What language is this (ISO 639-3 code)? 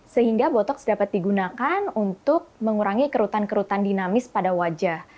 ind